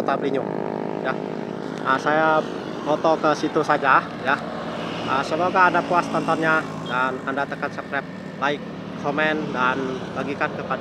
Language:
Indonesian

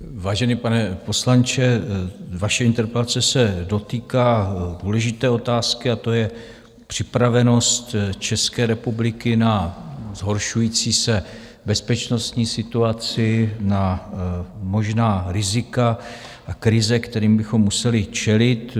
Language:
Czech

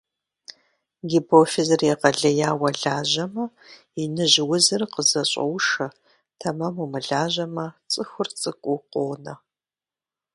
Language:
Kabardian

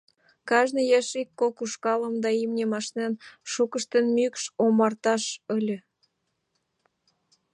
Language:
Mari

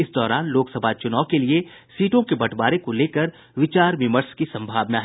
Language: Hindi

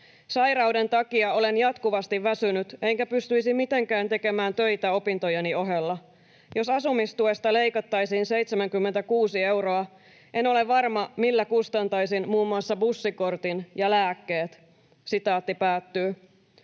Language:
Finnish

